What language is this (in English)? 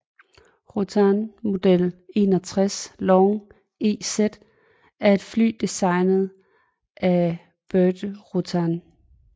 Danish